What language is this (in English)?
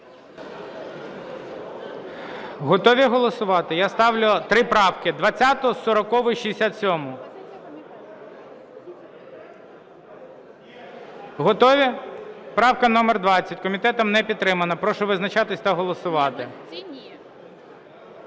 Ukrainian